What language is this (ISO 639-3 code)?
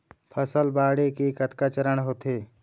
hne